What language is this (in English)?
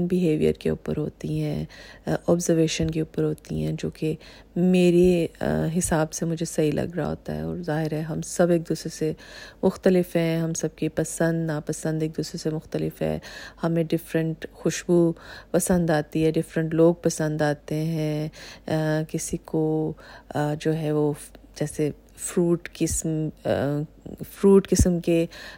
Urdu